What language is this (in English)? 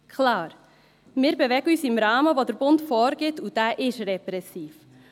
Swiss German